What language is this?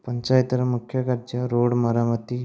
Odia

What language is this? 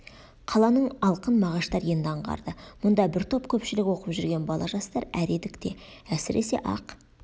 Kazakh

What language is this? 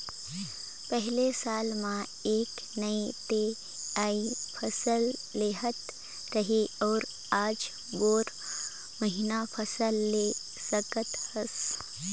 Chhattisgarhi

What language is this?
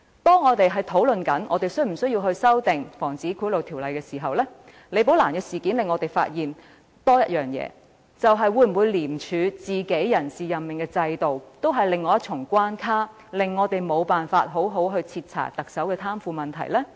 Cantonese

